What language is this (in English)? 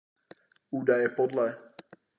Czech